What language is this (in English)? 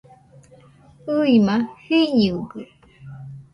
Nüpode Huitoto